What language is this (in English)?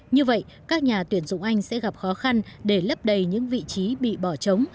Vietnamese